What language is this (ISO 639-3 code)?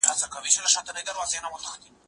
pus